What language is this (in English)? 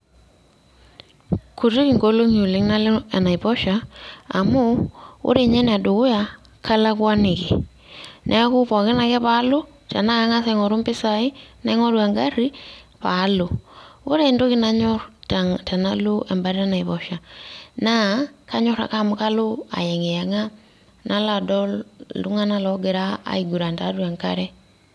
Masai